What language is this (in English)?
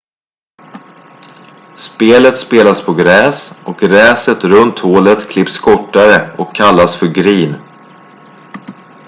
Swedish